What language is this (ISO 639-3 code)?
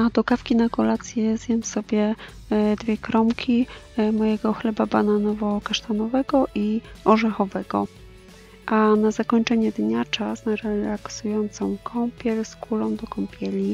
pol